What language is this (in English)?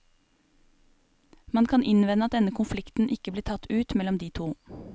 Norwegian